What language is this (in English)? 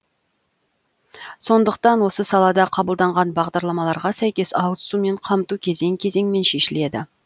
Kazakh